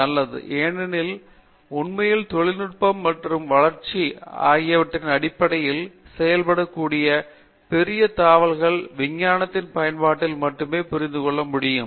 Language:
Tamil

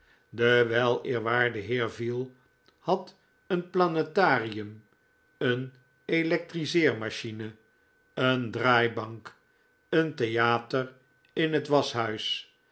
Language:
Dutch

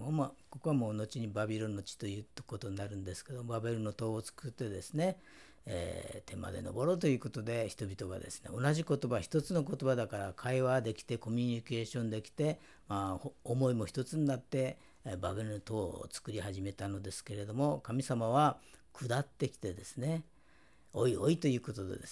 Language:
Japanese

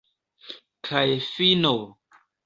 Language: Esperanto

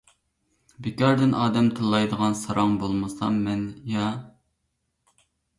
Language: Uyghur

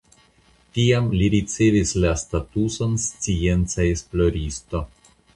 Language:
Esperanto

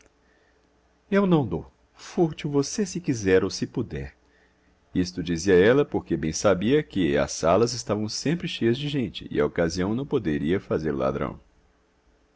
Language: Portuguese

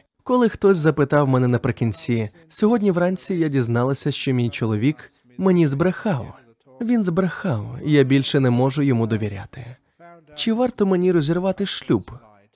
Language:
Ukrainian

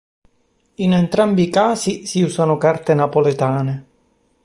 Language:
Italian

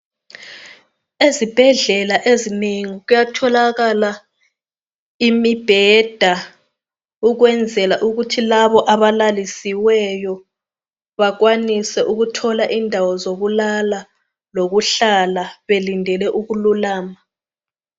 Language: North Ndebele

